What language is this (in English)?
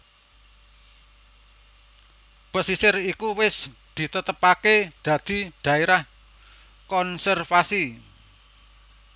Javanese